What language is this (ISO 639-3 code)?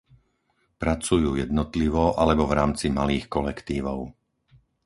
slk